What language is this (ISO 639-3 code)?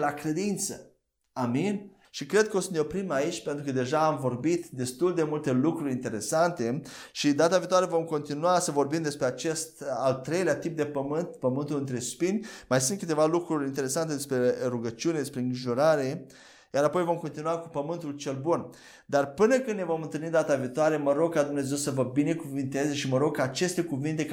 ron